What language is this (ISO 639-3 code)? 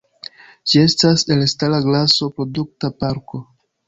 epo